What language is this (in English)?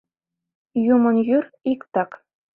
Mari